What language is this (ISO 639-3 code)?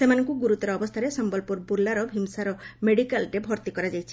ori